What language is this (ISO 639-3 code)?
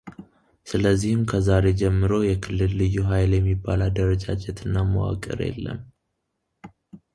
amh